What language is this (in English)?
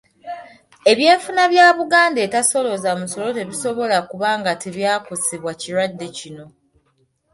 Ganda